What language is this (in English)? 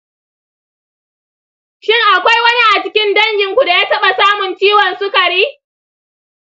Hausa